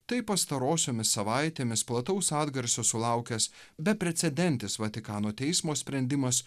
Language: Lithuanian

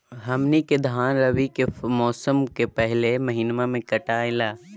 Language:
Magahi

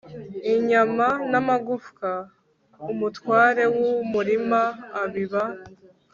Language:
Kinyarwanda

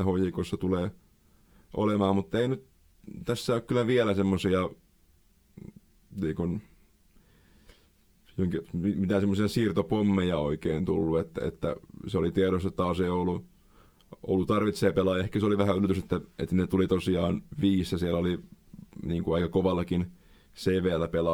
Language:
Finnish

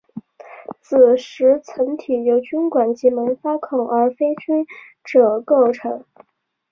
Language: Chinese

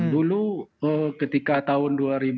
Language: Indonesian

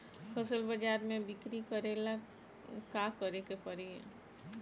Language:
Bhojpuri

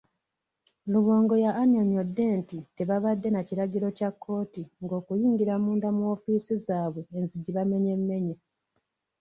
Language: Ganda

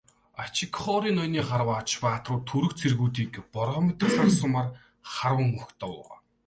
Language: Mongolian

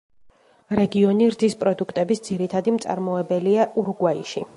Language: Georgian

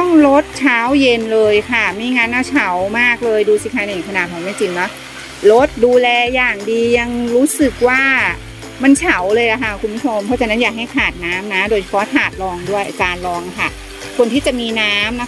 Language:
Thai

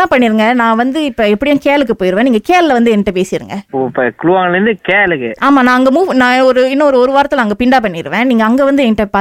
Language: Tamil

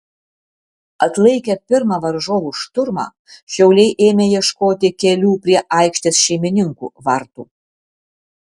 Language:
Lithuanian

